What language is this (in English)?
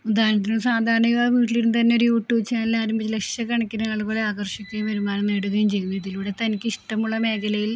Malayalam